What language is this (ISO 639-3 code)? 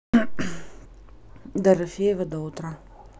rus